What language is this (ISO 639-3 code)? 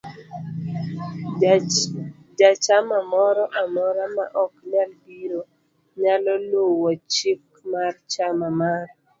luo